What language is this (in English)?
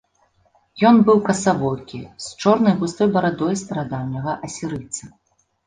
Belarusian